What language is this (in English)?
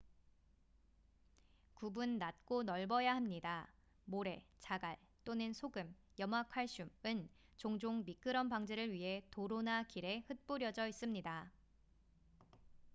Korean